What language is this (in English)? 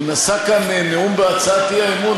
Hebrew